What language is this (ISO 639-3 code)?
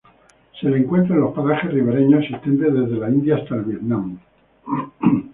spa